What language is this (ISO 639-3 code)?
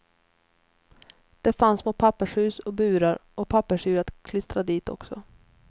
swe